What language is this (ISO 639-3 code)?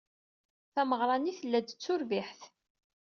kab